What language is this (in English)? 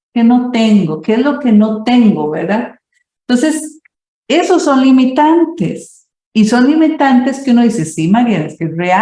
Spanish